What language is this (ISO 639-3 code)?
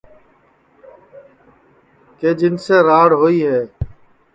ssi